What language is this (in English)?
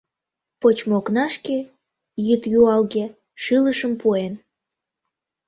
Mari